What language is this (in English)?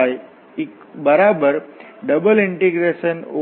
Gujarati